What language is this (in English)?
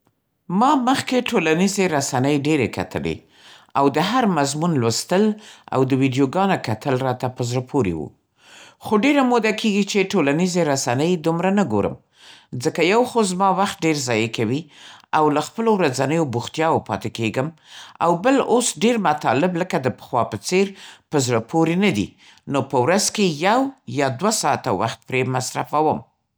Central Pashto